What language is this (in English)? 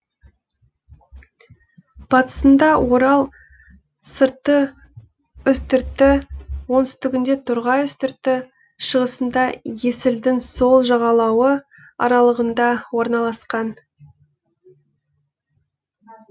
Kazakh